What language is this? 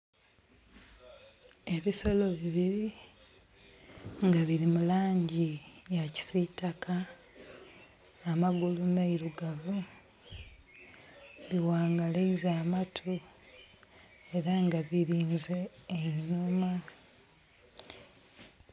Soga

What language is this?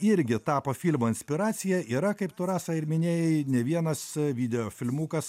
Lithuanian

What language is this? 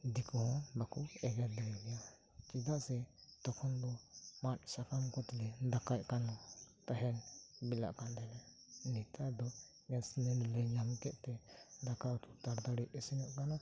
Santali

